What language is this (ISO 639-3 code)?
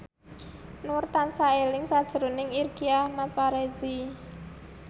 jav